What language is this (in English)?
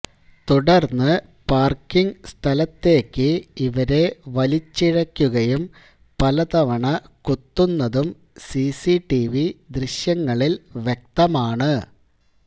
Malayalam